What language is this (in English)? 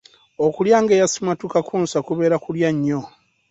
Ganda